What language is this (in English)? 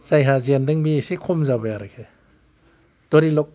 Bodo